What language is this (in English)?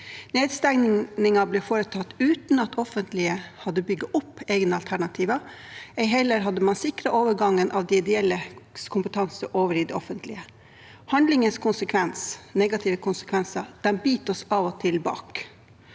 Norwegian